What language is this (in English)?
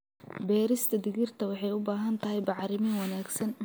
Somali